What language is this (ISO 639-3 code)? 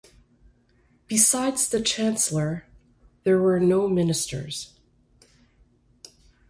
eng